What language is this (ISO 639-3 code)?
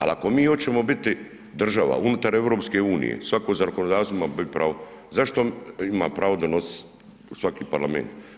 hrv